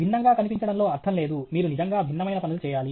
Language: Telugu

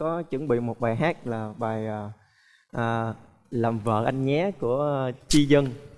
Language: Vietnamese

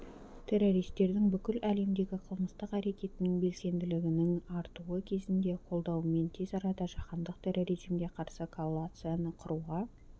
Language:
Kazakh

